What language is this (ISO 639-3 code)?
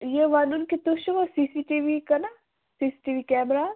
kas